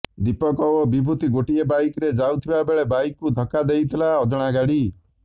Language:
Odia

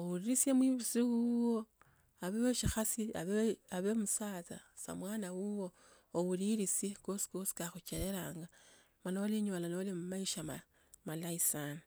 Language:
Tsotso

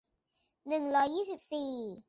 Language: Thai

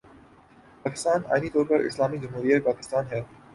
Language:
Urdu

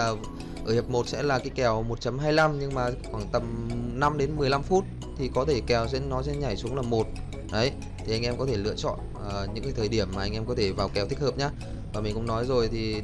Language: Vietnamese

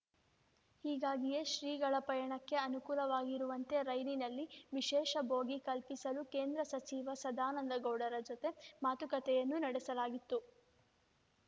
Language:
Kannada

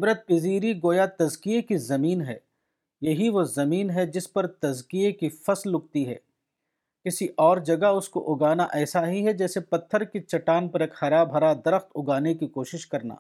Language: Urdu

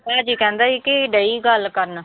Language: Punjabi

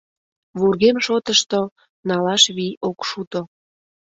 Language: Mari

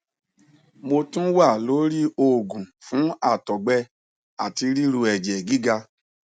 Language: Yoruba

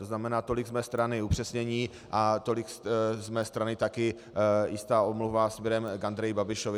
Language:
Czech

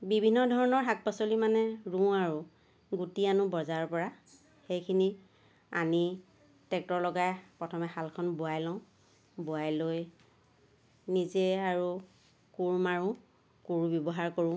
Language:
Assamese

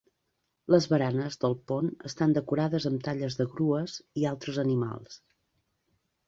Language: Catalan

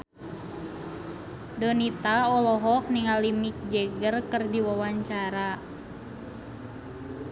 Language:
Sundanese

